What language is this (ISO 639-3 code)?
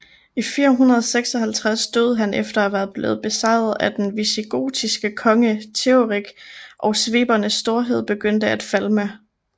dan